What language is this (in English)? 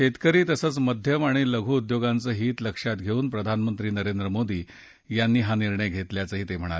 Marathi